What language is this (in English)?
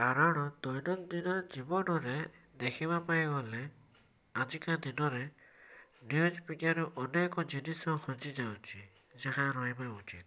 Odia